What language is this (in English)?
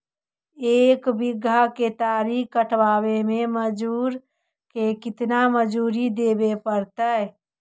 Magahi